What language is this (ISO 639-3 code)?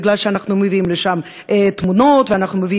heb